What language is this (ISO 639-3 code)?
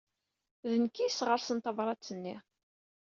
kab